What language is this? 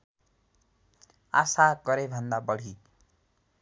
Nepali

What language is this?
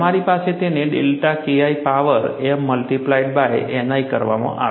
Gujarati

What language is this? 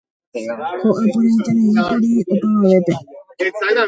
Guarani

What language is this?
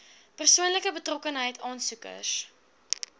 Afrikaans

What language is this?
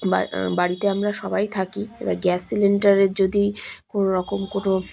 Bangla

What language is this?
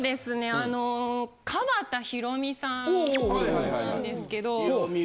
Japanese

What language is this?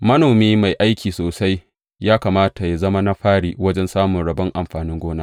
Hausa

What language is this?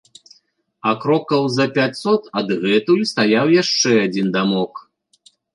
Belarusian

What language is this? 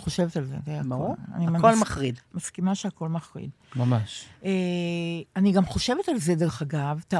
Hebrew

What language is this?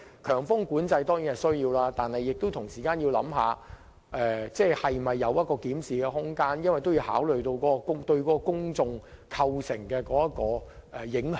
Cantonese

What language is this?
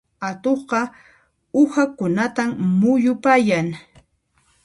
Puno Quechua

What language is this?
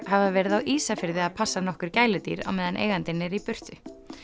Icelandic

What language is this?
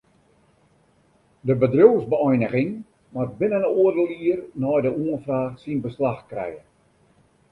Western Frisian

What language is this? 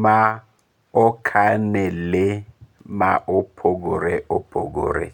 Luo (Kenya and Tanzania)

